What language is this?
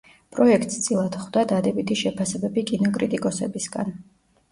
Georgian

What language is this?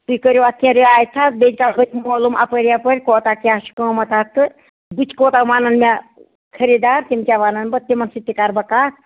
Kashmiri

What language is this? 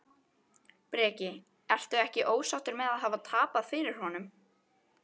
Icelandic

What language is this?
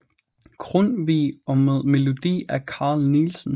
Danish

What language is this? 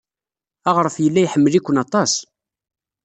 Kabyle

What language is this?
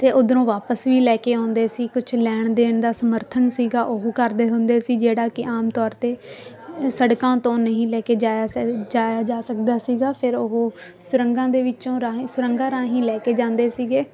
Punjabi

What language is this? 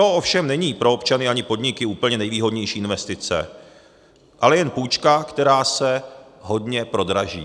Czech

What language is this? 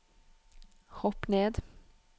Norwegian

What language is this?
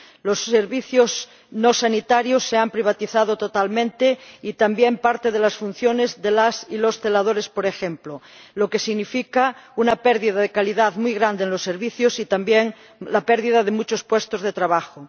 Spanish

